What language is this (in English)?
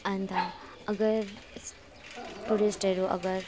Nepali